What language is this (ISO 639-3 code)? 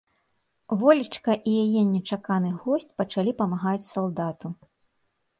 bel